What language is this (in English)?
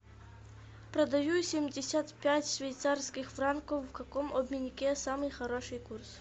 Russian